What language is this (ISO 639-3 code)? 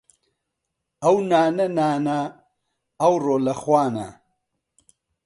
ckb